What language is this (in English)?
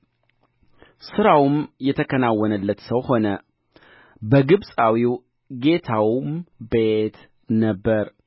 Amharic